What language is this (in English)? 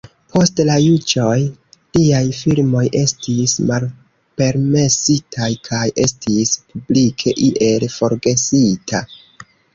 Esperanto